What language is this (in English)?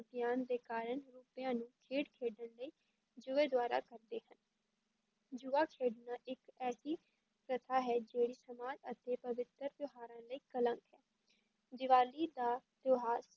Punjabi